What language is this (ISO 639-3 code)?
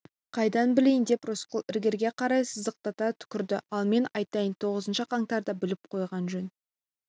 kaz